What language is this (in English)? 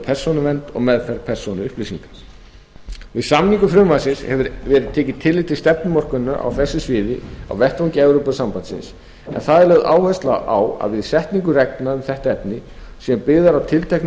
Icelandic